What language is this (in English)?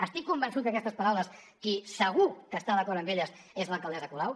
Catalan